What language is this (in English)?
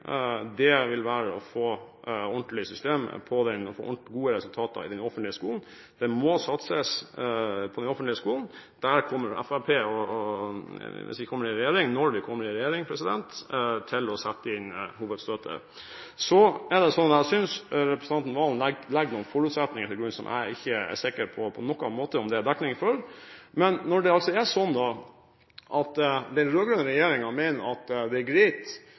Norwegian Bokmål